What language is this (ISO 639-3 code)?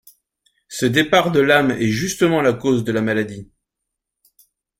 fra